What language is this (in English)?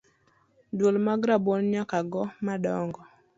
Luo (Kenya and Tanzania)